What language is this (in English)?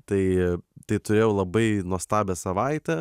Lithuanian